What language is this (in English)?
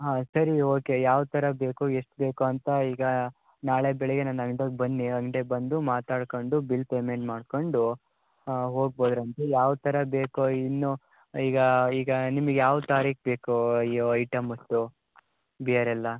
Kannada